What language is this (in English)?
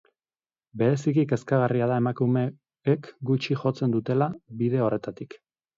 Basque